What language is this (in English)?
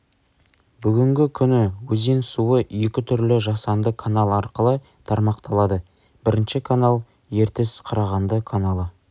Kazakh